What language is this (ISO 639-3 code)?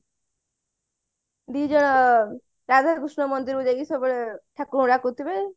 ori